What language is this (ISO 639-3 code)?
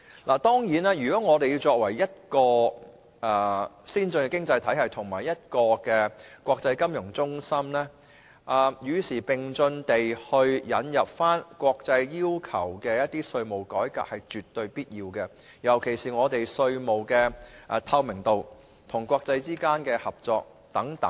yue